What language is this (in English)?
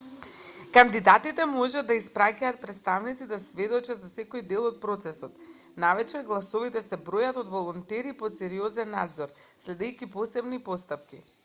Macedonian